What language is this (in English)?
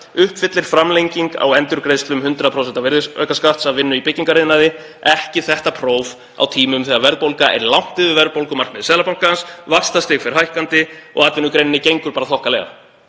Icelandic